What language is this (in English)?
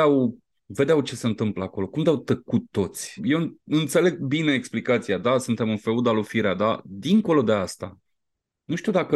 Romanian